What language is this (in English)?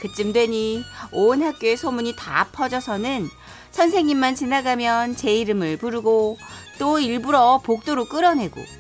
Korean